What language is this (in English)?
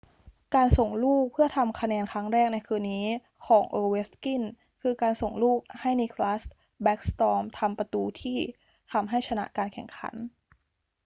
Thai